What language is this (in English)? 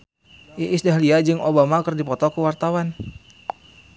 Sundanese